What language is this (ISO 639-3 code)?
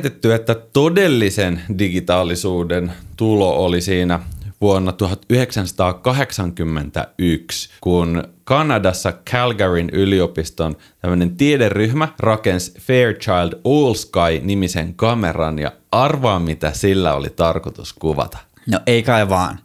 fin